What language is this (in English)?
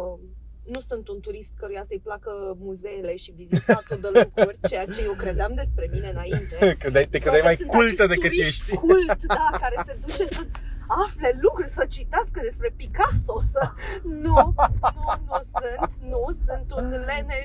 Romanian